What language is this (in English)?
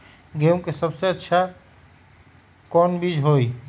Magahi